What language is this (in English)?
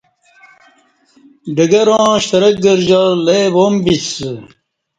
Kati